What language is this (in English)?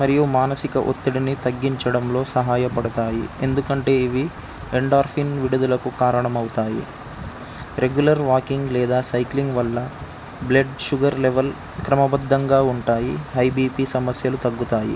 Telugu